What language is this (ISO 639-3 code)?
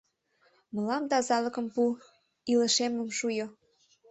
chm